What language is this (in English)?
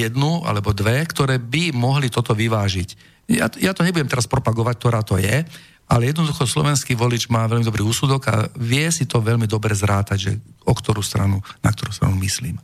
Slovak